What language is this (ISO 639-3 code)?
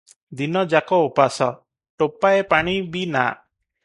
ori